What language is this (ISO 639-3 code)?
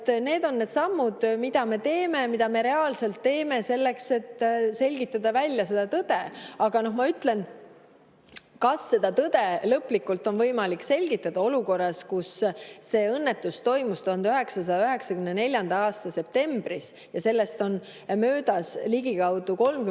est